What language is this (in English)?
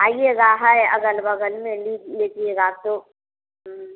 Hindi